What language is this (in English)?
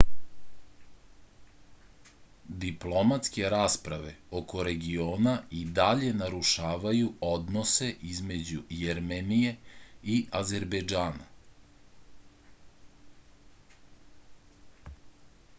Serbian